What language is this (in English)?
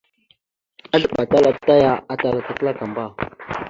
Mada (Cameroon)